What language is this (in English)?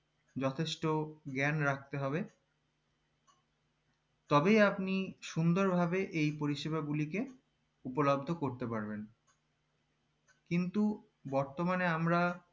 Bangla